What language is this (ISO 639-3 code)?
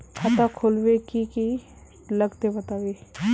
mag